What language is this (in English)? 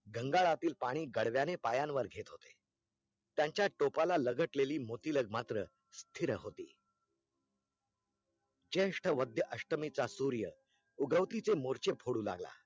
Marathi